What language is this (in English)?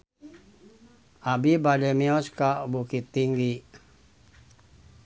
Sundanese